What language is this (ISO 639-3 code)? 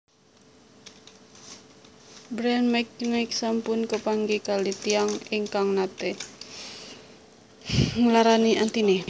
jav